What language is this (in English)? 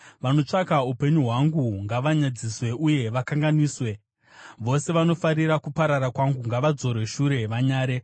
Shona